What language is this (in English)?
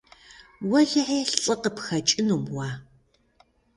Kabardian